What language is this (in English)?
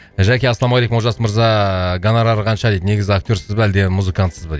Kazakh